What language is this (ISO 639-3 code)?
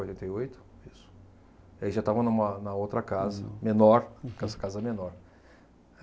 por